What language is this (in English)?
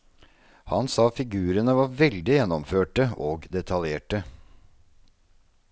Norwegian